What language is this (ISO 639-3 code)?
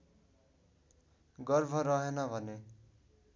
nep